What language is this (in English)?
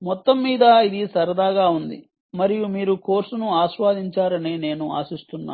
Telugu